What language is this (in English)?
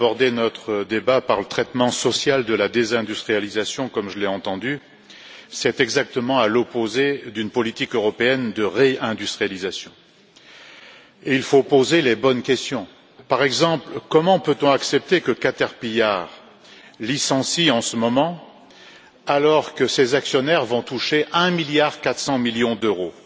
French